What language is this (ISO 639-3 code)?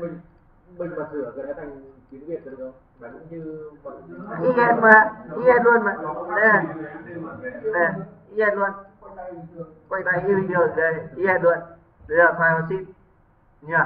vie